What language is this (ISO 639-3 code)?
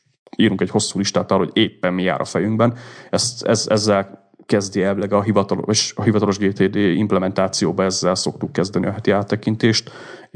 hun